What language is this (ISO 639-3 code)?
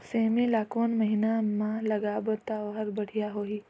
hne